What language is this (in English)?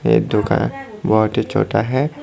Hindi